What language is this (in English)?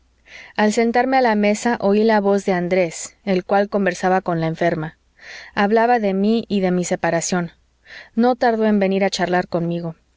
Spanish